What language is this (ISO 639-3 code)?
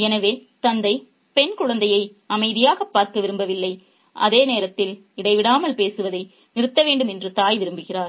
tam